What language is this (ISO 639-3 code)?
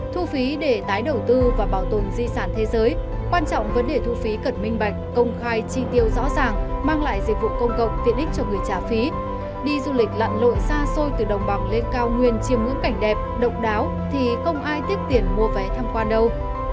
vie